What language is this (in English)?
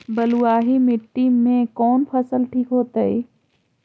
Magahi